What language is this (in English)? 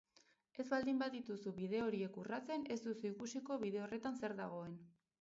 Basque